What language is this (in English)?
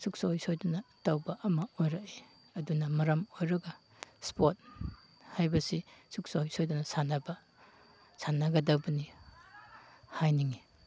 Manipuri